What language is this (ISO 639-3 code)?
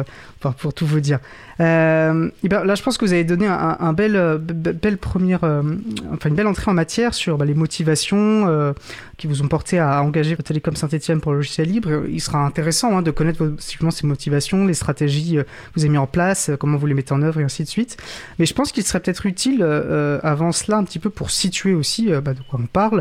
fra